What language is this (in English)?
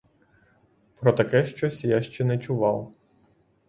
Ukrainian